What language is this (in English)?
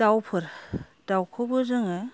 Bodo